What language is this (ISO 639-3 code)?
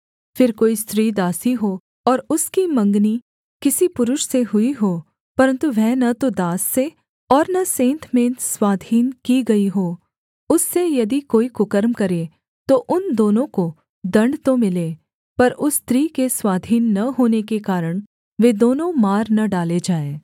hin